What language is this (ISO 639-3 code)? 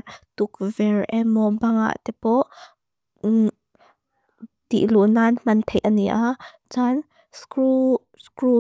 lus